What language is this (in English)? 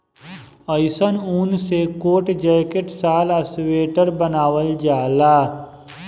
Bhojpuri